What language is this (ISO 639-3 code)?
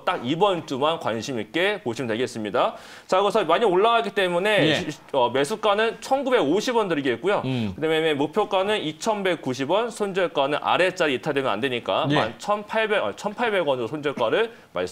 kor